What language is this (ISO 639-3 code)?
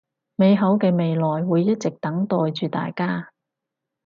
yue